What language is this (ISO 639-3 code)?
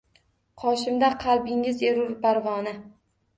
uzb